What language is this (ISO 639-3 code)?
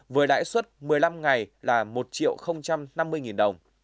vie